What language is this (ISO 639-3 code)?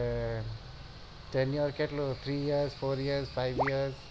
guj